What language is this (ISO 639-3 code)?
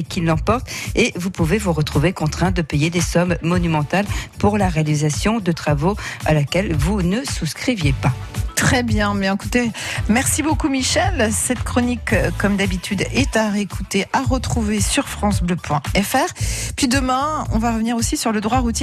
fra